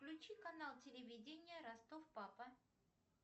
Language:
Russian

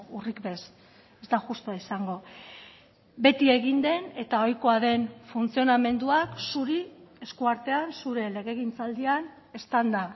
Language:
Basque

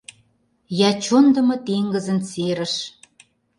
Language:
Mari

